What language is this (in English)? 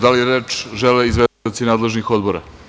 Serbian